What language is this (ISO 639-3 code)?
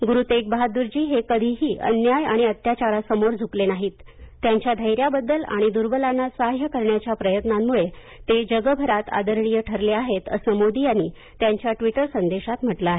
mar